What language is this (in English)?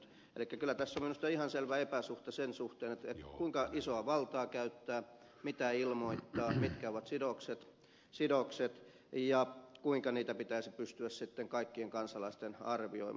Finnish